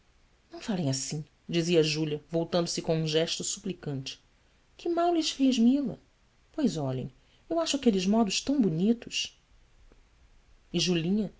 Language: Portuguese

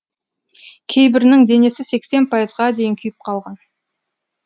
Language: Kazakh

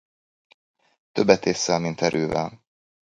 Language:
Hungarian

